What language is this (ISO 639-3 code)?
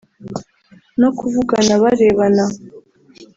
kin